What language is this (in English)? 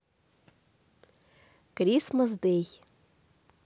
Russian